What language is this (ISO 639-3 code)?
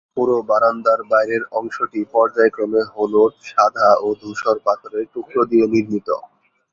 ben